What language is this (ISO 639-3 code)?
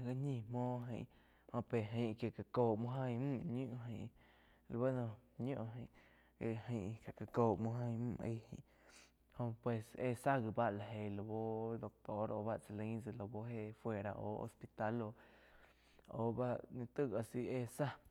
chq